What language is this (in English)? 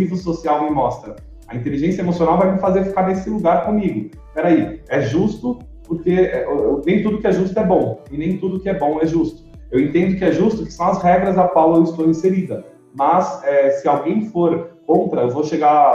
Portuguese